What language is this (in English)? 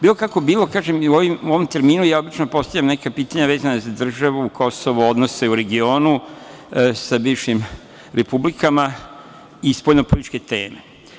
Serbian